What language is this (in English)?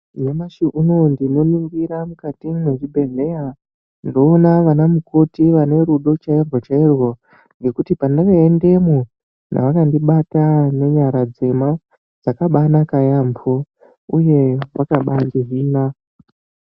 Ndau